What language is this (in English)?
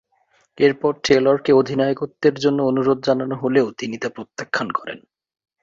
Bangla